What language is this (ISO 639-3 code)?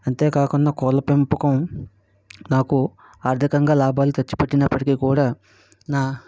tel